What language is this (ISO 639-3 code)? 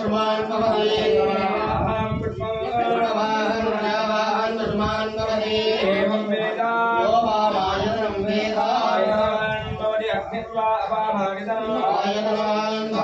ara